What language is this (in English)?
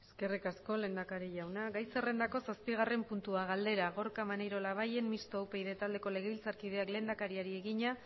Basque